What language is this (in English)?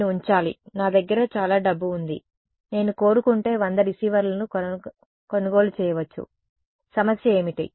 Telugu